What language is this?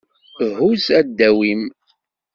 Kabyle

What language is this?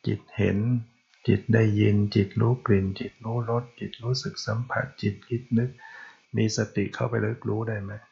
Thai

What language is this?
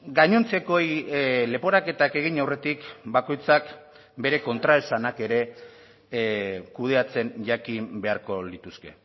Basque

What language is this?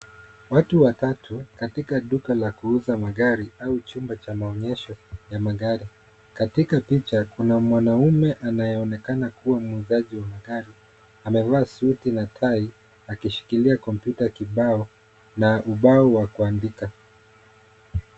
Swahili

